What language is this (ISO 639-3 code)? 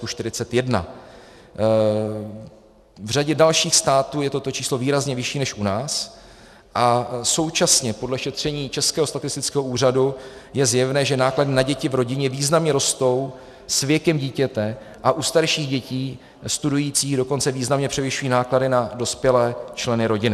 ces